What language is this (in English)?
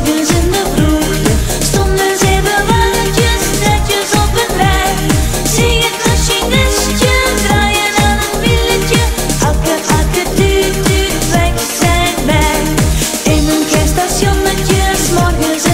Turkish